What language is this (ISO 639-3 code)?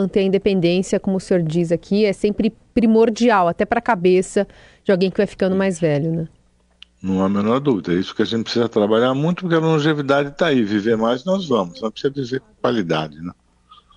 por